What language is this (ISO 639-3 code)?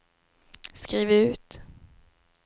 swe